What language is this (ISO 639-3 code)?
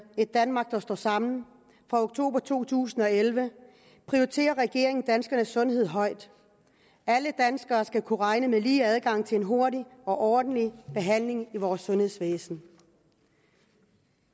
dan